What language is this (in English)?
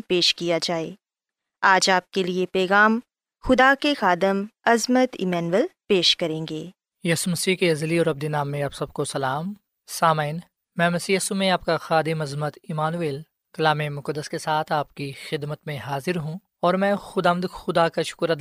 Urdu